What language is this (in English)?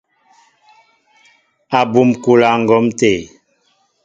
Mbo (Cameroon)